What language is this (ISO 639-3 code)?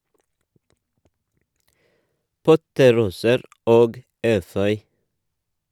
nor